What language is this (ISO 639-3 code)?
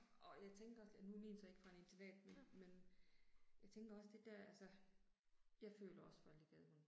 dan